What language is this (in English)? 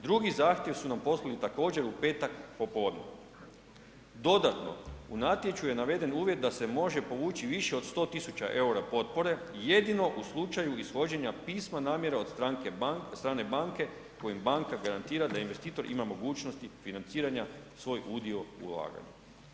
Croatian